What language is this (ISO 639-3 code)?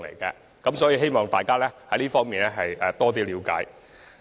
yue